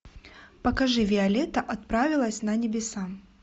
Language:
Russian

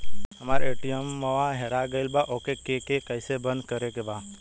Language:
Bhojpuri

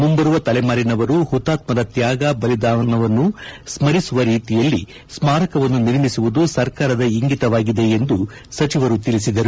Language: Kannada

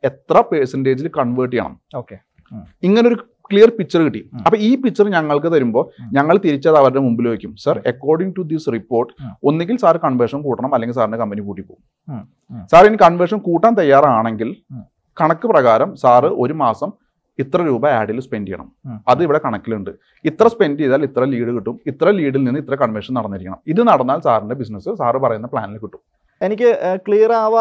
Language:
Malayalam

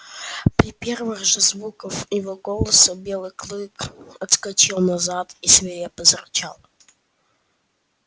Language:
Russian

